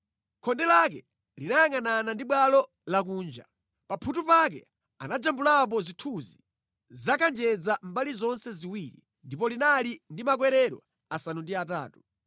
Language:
Nyanja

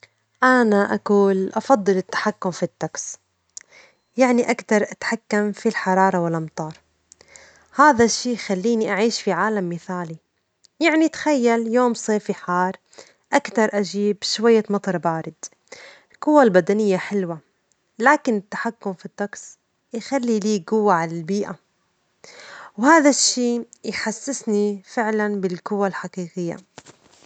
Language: Omani Arabic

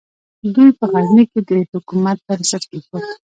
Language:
Pashto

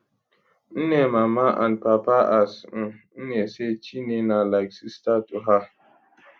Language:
Nigerian Pidgin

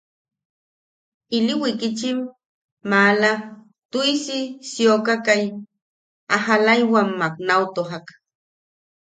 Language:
Yaqui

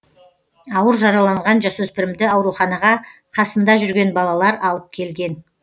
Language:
Kazakh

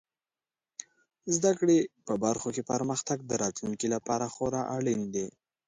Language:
Pashto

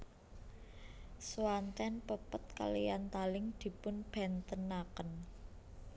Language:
Javanese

